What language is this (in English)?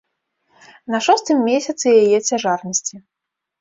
Belarusian